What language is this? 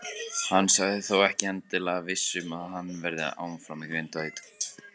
Icelandic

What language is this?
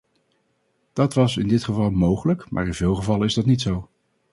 Dutch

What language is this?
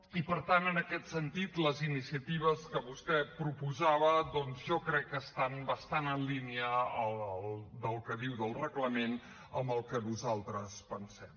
Catalan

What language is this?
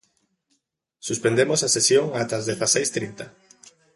Galician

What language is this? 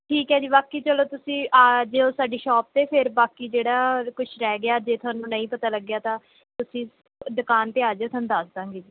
Punjabi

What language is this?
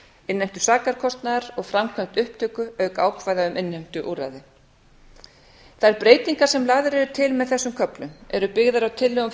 Icelandic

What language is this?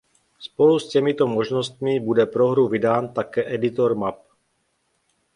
Czech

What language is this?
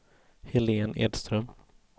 Swedish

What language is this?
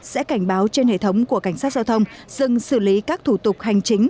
Vietnamese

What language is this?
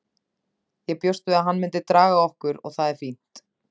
Icelandic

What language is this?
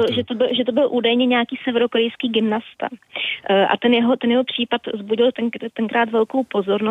Czech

